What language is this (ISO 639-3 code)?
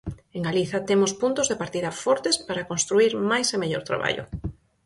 glg